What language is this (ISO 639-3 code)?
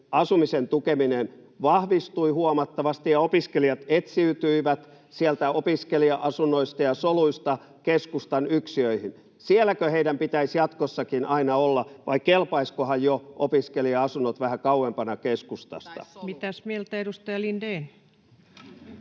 fin